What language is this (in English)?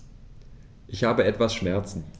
German